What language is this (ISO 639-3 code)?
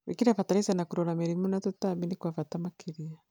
kik